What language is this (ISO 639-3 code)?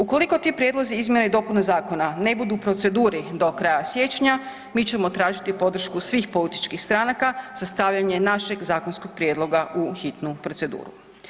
hrv